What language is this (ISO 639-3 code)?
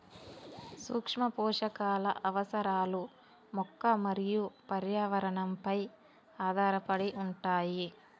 tel